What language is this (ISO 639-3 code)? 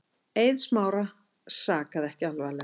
isl